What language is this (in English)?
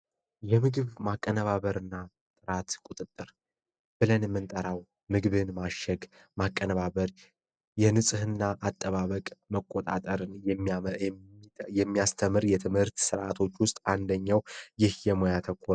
Amharic